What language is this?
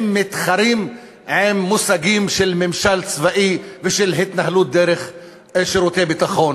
Hebrew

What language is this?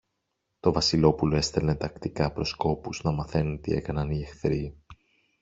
Greek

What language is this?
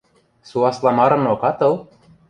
Western Mari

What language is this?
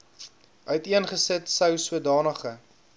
Afrikaans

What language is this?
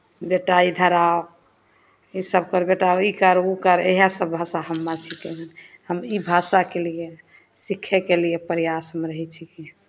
Maithili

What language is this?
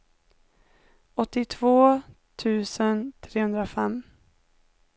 Swedish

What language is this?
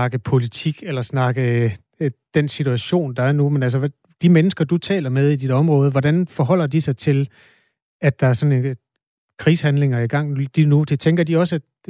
Danish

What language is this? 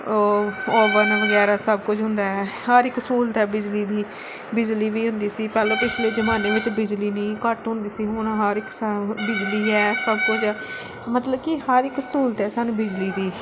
Punjabi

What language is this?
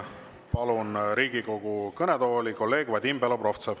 Estonian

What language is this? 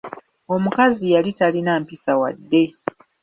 Ganda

